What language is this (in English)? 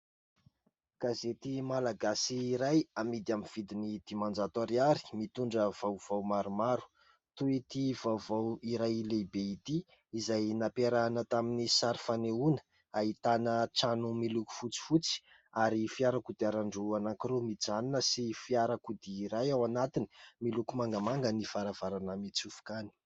Malagasy